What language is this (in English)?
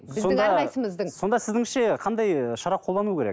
Kazakh